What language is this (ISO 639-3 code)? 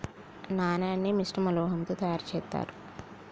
tel